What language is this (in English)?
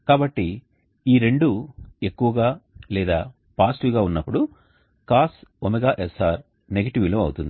Telugu